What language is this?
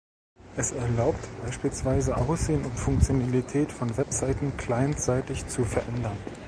German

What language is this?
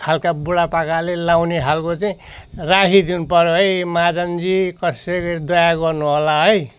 Nepali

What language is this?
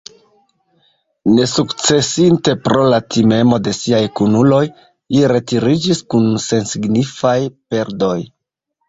Esperanto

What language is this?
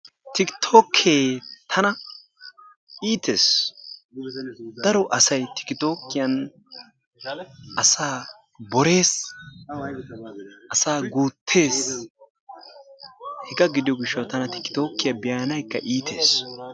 Wolaytta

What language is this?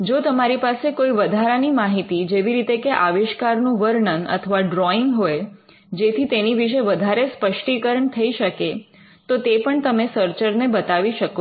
Gujarati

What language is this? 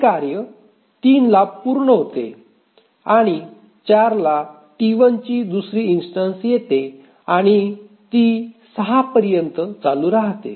Marathi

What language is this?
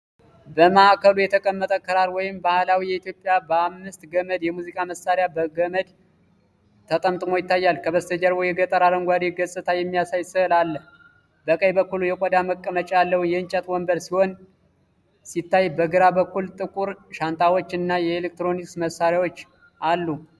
Amharic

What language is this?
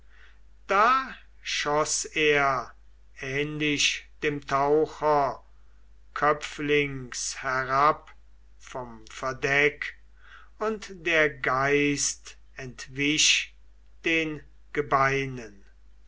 German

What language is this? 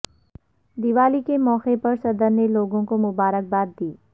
Urdu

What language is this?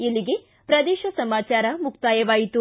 Kannada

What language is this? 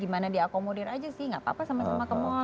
Indonesian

